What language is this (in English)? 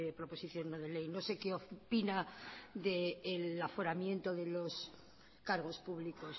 Spanish